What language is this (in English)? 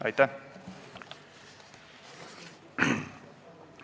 Estonian